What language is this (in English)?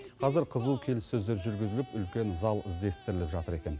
Kazakh